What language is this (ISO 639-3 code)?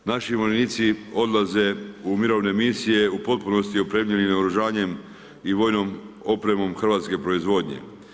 hrv